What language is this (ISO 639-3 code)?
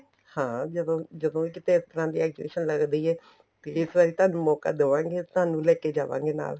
pan